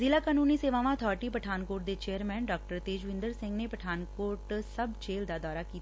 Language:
Punjabi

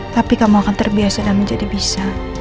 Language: Indonesian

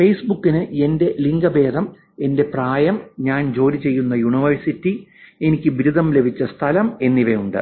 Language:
Malayalam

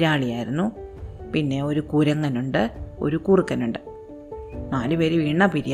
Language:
Malayalam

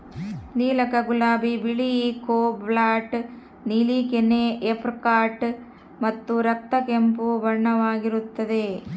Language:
Kannada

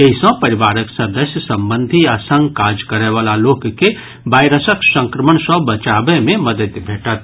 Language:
Maithili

